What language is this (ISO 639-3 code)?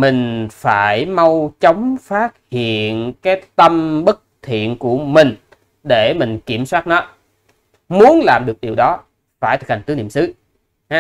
vie